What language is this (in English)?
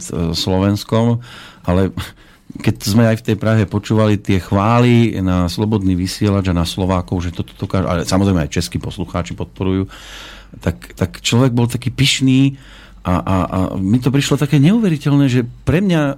Slovak